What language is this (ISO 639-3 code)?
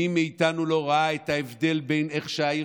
heb